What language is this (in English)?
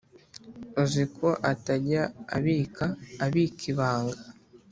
Kinyarwanda